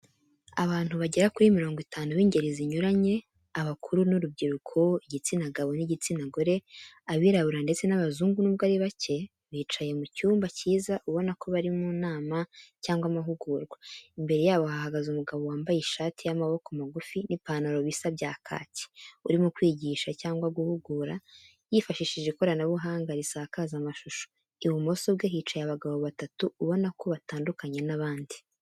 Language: Kinyarwanda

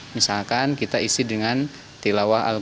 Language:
Indonesian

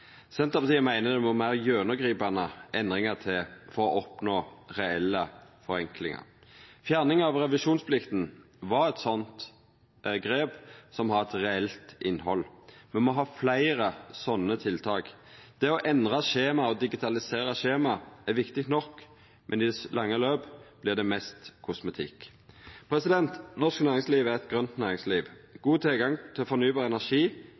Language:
Norwegian Nynorsk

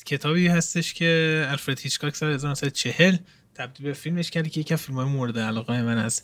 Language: Persian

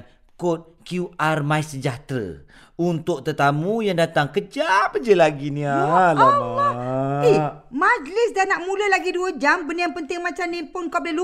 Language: Malay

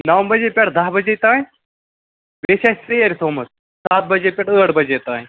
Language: Kashmiri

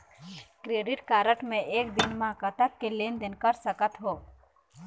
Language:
Chhattisgarhi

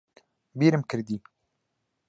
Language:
Central Kurdish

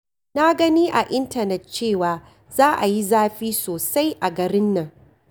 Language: Hausa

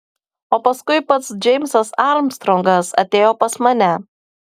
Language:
Lithuanian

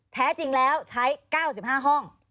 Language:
Thai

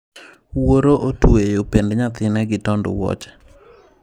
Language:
Luo (Kenya and Tanzania)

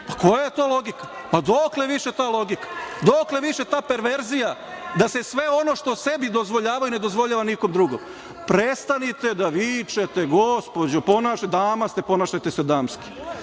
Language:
Serbian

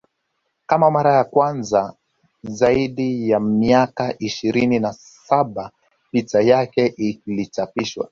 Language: Swahili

